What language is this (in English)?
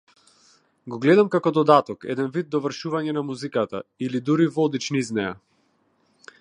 Macedonian